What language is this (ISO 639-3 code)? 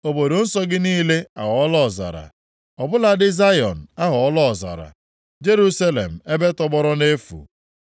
ibo